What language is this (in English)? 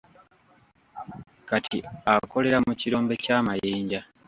Ganda